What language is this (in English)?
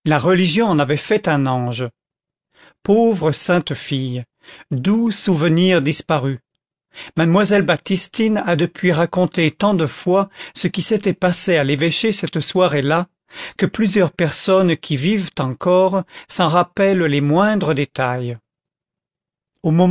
French